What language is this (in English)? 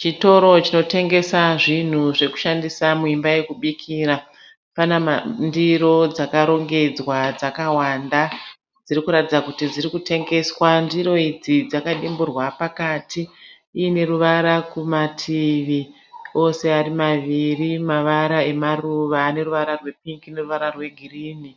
Shona